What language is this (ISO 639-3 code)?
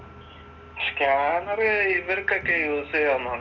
mal